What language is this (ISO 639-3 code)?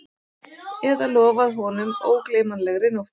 isl